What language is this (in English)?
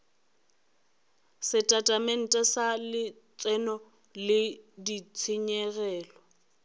Northern Sotho